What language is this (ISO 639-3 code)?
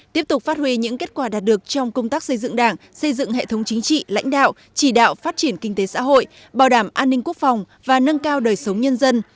vie